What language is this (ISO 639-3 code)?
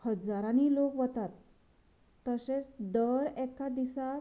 kok